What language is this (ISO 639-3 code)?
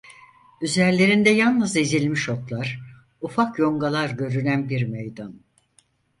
tur